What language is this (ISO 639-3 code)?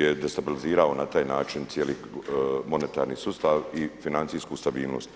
hrv